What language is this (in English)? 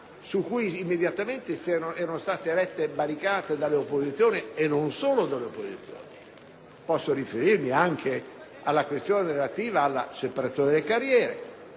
Italian